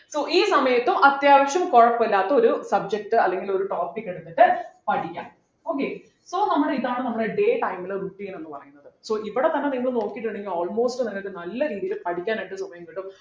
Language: Malayalam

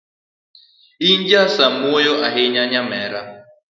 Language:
Luo (Kenya and Tanzania)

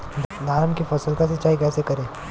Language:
Bhojpuri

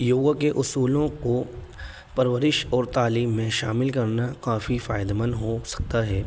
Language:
Urdu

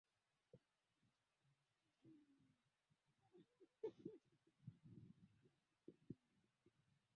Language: Swahili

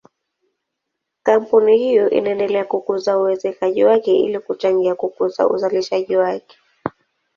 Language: Swahili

